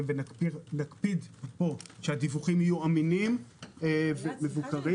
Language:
Hebrew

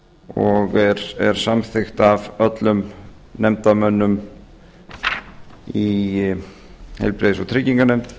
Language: Icelandic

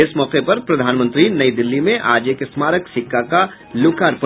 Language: Hindi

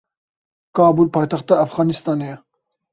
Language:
Kurdish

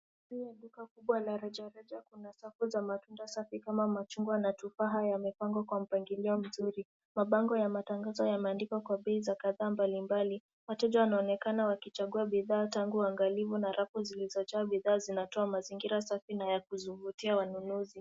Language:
Swahili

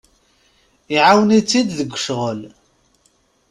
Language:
Kabyle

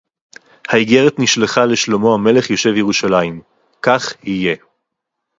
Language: Hebrew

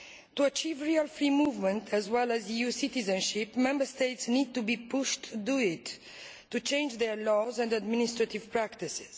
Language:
English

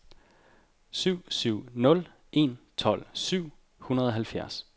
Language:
Danish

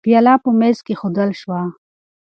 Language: Pashto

